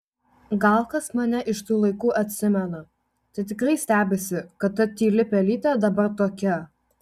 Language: Lithuanian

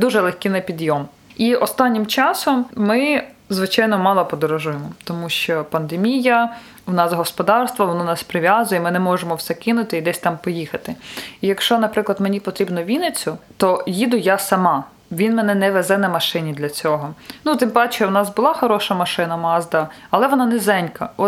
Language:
Ukrainian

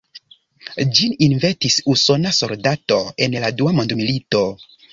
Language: Esperanto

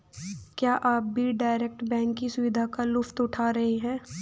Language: Hindi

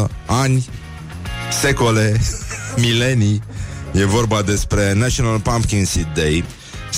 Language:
Romanian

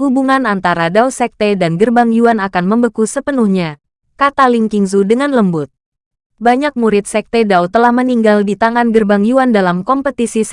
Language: Indonesian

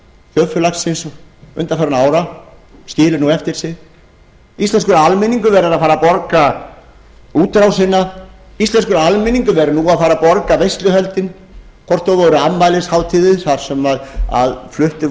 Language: Icelandic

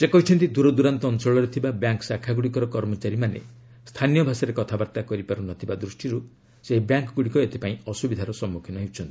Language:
Odia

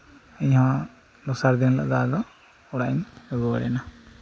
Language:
Santali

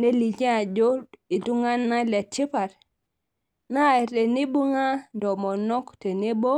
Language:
Masai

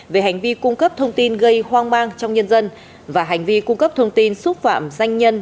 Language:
Vietnamese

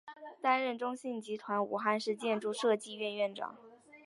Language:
Chinese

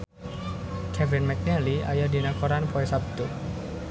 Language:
Sundanese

